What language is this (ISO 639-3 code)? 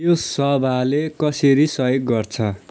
nep